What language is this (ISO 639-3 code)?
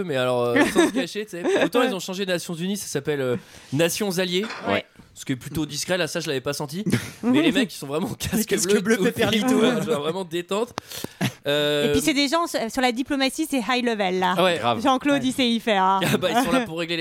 fra